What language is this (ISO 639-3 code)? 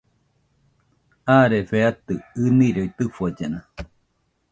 hux